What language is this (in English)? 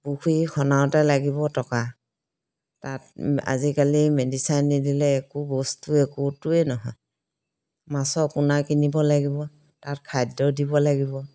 Assamese